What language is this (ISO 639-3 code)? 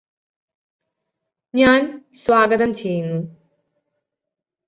mal